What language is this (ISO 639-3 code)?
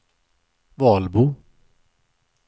swe